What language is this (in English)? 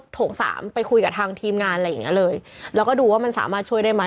Thai